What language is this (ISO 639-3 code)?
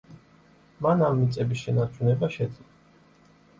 kat